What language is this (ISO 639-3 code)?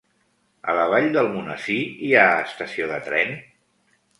cat